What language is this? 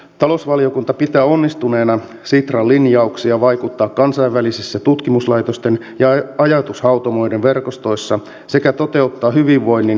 Finnish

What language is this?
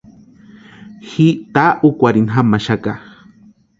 Western Highland Purepecha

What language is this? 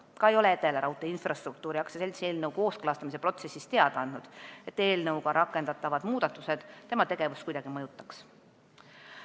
Estonian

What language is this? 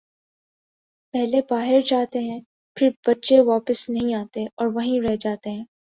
Urdu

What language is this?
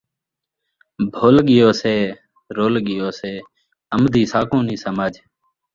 Saraiki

